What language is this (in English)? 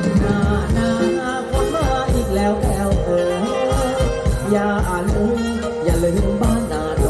Vietnamese